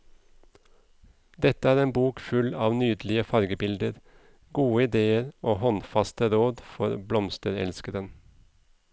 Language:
Norwegian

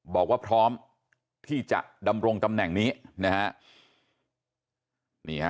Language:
Thai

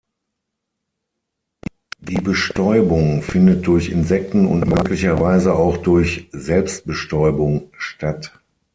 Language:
German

